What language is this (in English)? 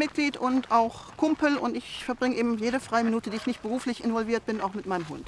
German